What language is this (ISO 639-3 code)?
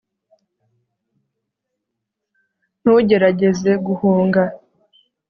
kin